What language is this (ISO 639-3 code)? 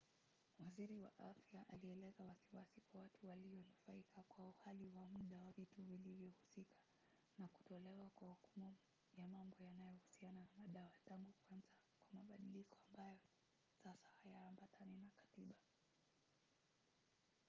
swa